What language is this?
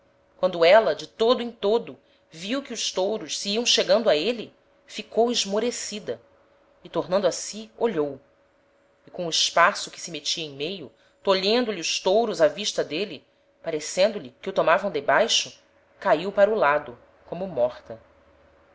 Portuguese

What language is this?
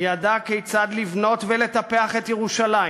Hebrew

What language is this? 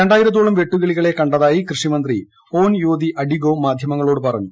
Malayalam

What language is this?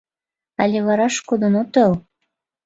Mari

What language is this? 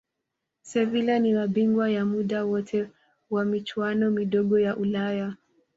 Swahili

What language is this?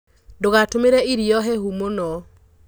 Kikuyu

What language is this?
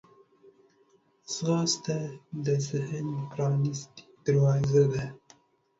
Pashto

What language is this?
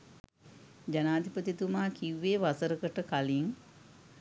Sinhala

